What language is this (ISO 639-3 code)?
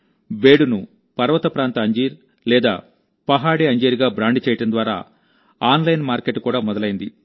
tel